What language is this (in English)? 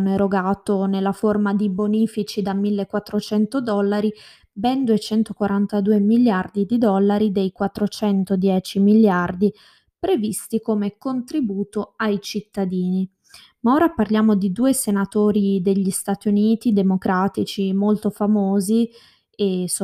Italian